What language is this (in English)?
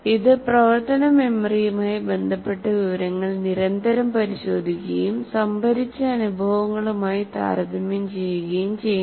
Malayalam